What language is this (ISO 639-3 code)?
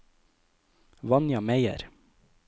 nor